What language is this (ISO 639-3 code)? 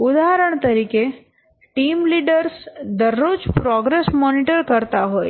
guj